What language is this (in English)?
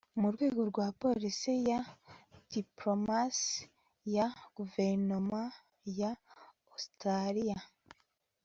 Kinyarwanda